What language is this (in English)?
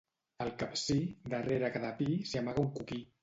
Catalan